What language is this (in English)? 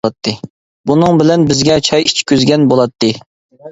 Uyghur